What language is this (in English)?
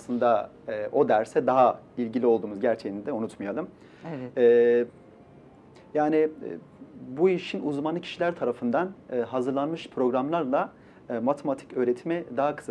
Turkish